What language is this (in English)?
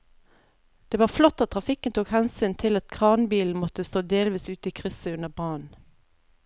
Norwegian